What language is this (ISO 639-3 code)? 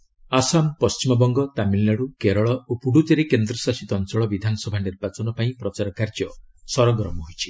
ori